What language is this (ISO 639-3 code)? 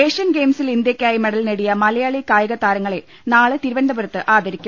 mal